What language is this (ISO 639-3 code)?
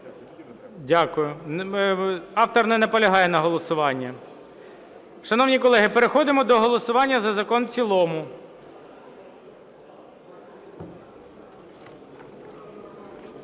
ukr